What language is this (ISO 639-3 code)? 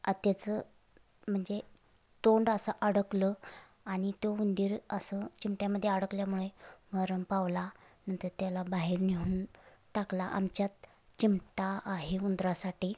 mar